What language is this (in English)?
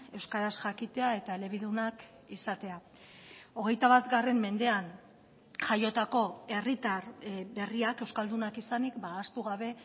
Basque